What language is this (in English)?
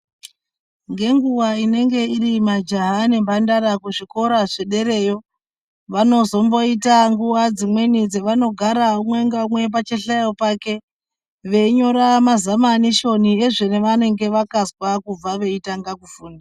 Ndau